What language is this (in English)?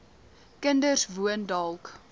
Afrikaans